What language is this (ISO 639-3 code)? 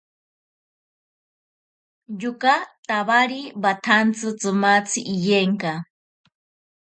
prq